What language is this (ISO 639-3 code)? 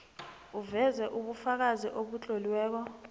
nbl